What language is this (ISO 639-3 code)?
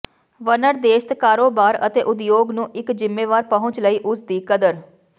pan